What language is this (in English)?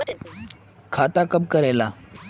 Magahi